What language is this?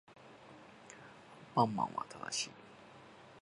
Japanese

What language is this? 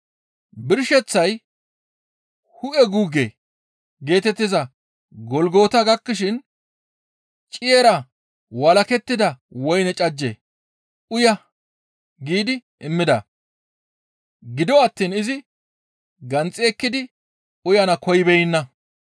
Gamo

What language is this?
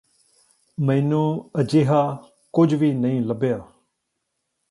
Punjabi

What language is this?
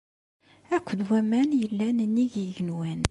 Kabyle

